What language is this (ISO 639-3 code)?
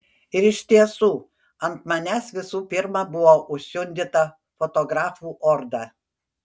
lit